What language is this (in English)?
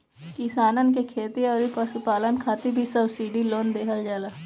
Bhojpuri